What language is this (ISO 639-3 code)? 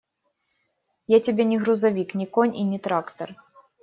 rus